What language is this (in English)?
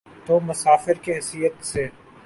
Urdu